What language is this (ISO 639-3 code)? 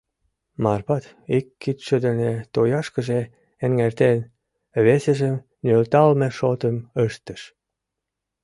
chm